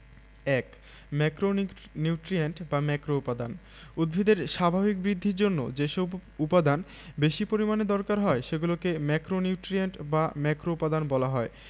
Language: Bangla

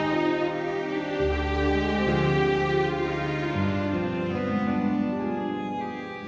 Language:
Indonesian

